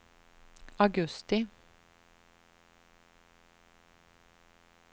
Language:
Swedish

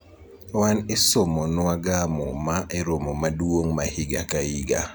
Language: Luo (Kenya and Tanzania)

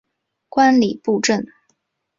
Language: Chinese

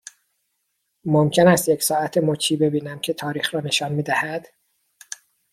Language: Persian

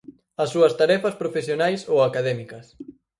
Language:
Galician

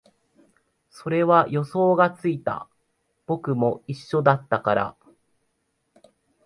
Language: Japanese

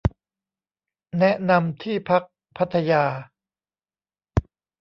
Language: Thai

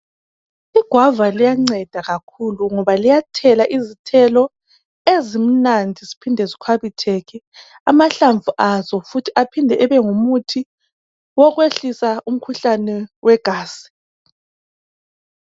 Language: North Ndebele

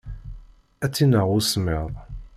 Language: Kabyle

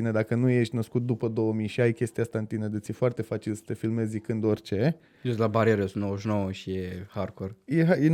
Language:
Romanian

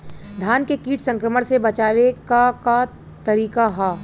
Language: Bhojpuri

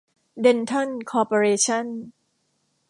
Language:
Thai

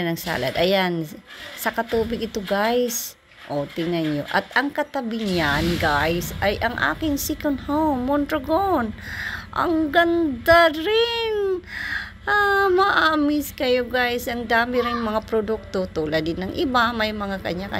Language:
Filipino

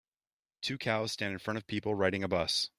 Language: English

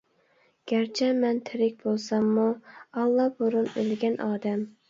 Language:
Uyghur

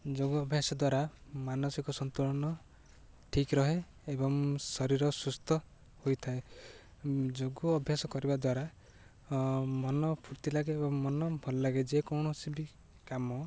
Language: Odia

